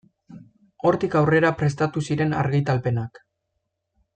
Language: Basque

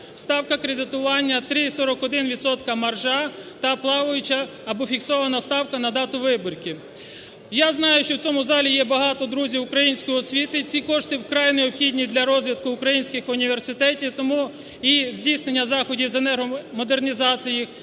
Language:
Ukrainian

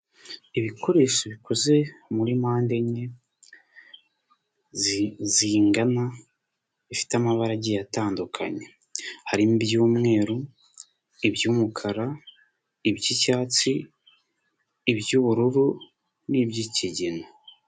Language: Kinyarwanda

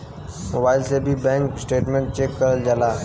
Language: Bhojpuri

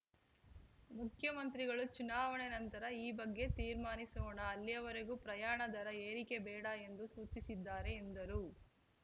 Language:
Kannada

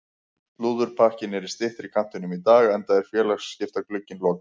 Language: Icelandic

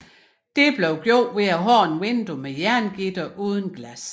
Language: Danish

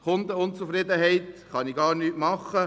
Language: Swiss German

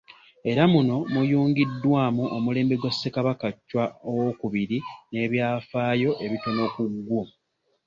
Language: Ganda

